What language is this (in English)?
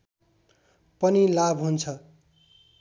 Nepali